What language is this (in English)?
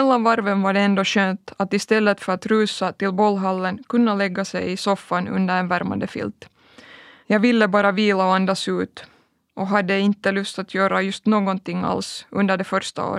Swedish